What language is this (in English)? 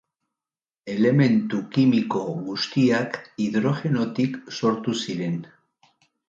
Basque